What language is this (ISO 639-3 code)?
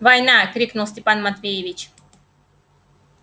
rus